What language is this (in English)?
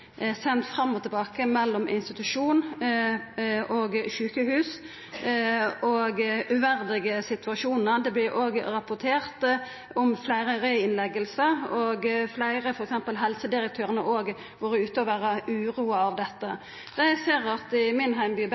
Norwegian Nynorsk